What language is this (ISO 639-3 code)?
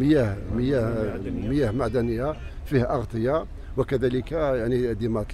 ara